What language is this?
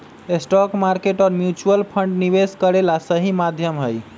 Magahi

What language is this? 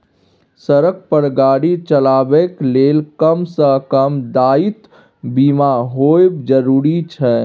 Maithili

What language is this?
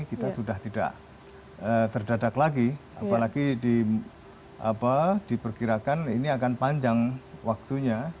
Indonesian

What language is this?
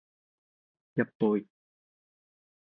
Cantonese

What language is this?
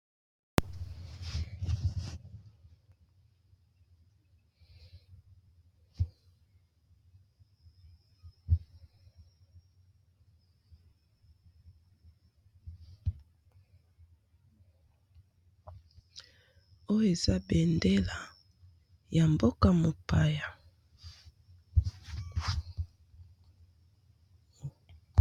Lingala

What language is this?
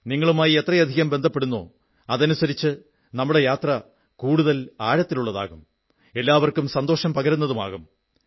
Malayalam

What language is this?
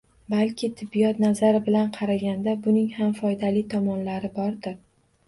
Uzbek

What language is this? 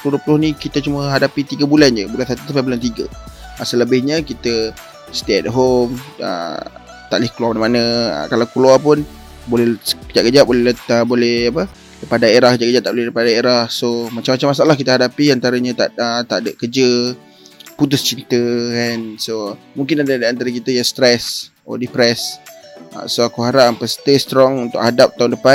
Malay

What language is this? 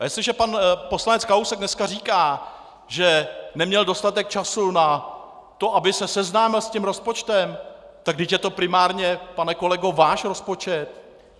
Czech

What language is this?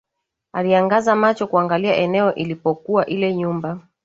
Swahili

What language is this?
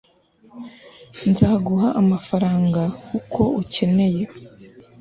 Kinyarwanda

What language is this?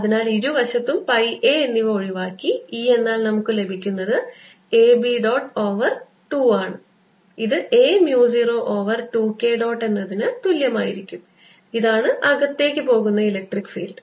Malayalam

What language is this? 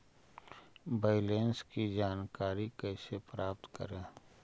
Magahi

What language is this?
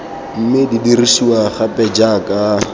Tswana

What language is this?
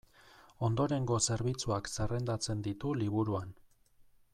Basque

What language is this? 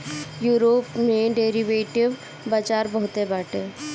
Bhojpuri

